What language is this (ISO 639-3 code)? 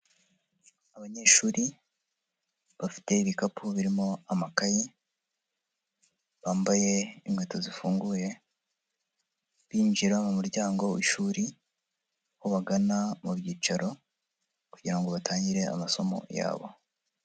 kin